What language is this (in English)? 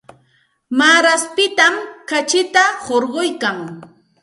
Santa Ana de Tusi Pasco Quechua